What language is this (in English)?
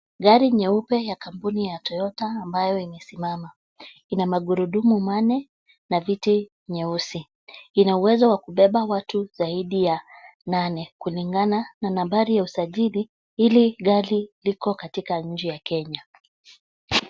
Swahili